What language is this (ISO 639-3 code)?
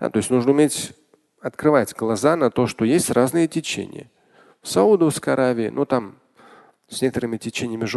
rus